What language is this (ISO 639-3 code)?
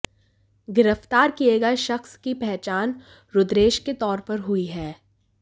hin